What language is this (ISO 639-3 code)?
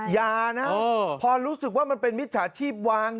tha